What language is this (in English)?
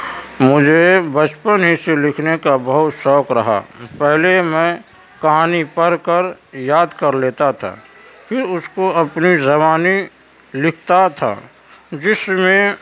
Urdu